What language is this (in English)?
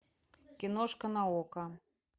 Russian